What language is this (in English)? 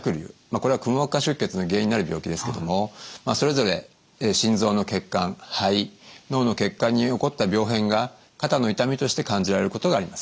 Japanese